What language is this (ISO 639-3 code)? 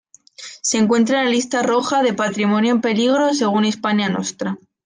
spa